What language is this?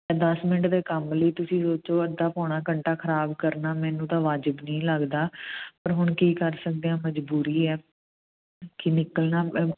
Punjabi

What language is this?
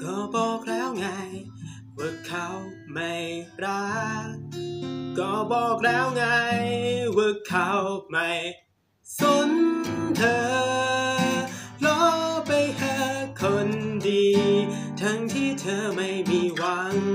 Thai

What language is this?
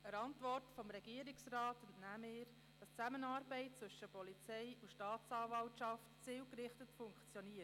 Swiss German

